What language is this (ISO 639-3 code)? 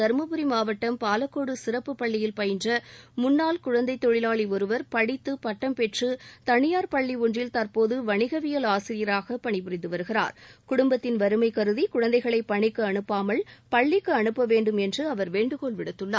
tam